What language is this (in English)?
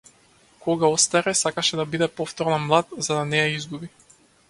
Macedonian